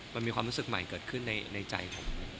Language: Thai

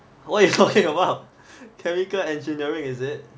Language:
English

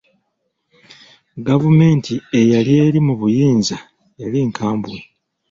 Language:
Ganda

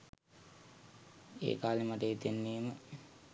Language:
Sinhala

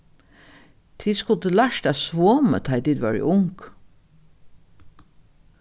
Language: Faroese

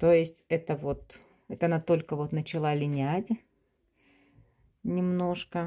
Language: Russian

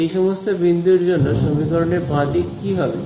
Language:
Bangla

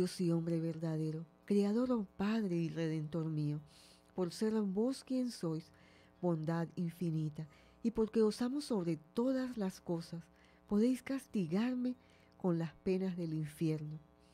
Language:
Spanish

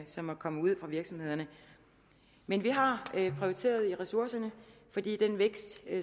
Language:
Danish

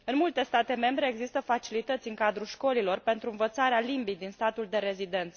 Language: Romanian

